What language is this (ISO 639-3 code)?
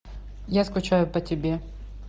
rus